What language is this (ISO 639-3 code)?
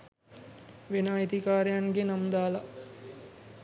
sin